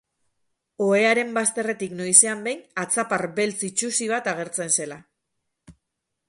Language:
Basque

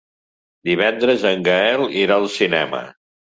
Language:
Catalan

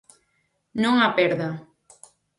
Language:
Galician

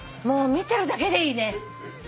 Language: Japanese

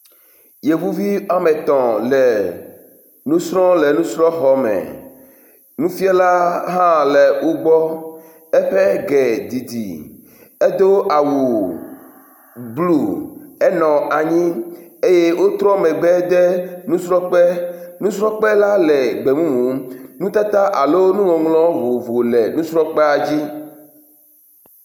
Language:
Ewe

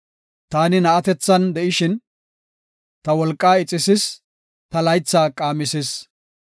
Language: Gofa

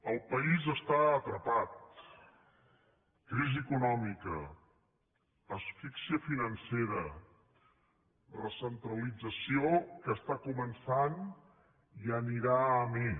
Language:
Catalan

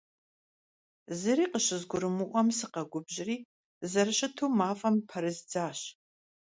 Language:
Kabardian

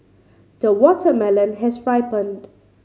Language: English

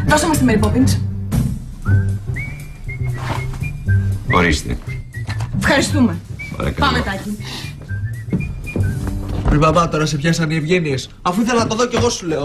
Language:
Greek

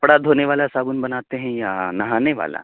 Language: Urdu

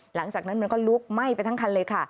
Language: Thai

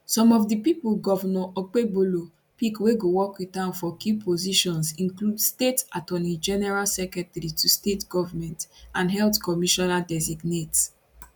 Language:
Nigerian Pidgin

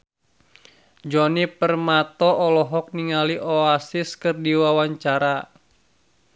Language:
Sundanese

